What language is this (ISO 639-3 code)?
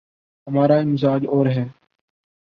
urd